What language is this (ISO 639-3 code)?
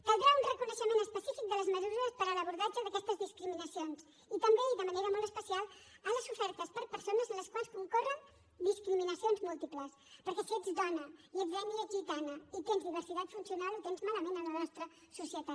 cat